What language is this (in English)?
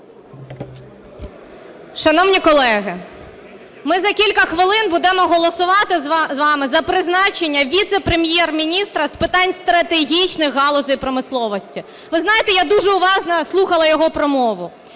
Ukrainian